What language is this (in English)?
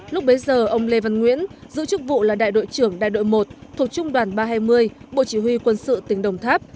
Vietnamese